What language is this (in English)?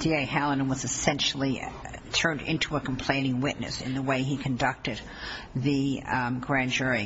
English